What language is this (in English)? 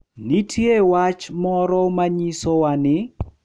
Luo (Kenya and Tanzania)